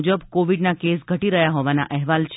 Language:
Gujarati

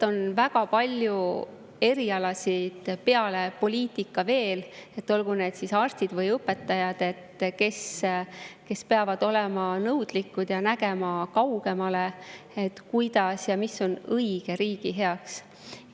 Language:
Estonian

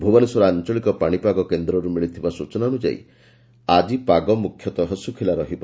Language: Odia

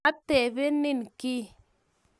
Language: Kalenjin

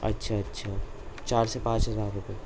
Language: Urdu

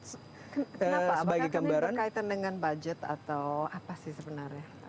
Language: Indonesian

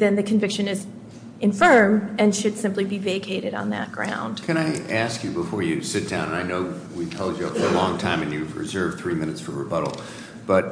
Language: English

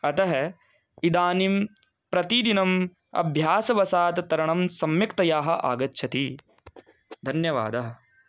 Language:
Sanskrit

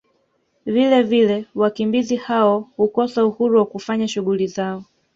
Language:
Swahili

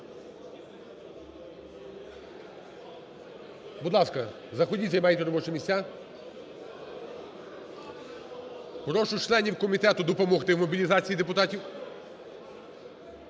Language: Ukrainian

